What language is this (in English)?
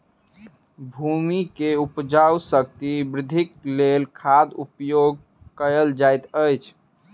Maithili